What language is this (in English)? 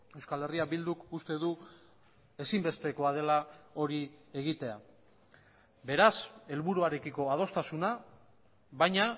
Basque